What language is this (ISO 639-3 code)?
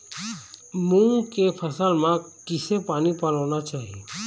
hne